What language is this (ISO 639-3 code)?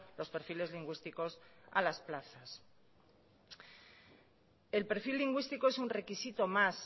spa